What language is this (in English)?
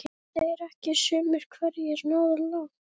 Icelandic